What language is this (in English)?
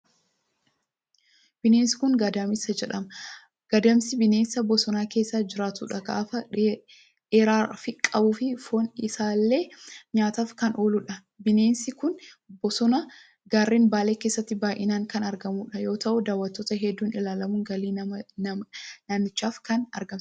Oromo